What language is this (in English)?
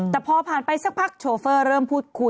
Thai